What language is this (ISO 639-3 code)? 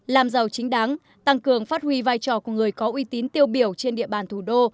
vie